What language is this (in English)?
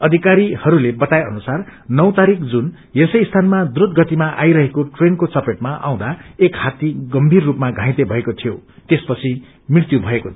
Nepali